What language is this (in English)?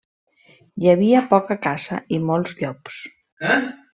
Catalan